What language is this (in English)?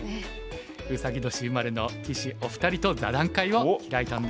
Japanese